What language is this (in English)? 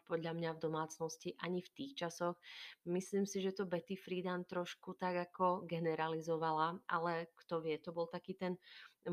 Slovak